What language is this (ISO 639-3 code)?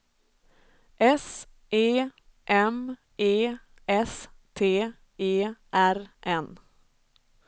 swe